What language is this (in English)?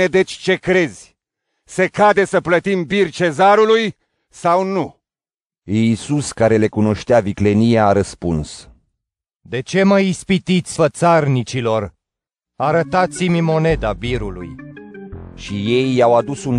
Romanian